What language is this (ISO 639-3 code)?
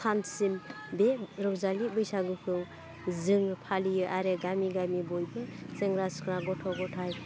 brx